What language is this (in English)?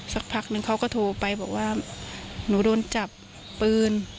Thai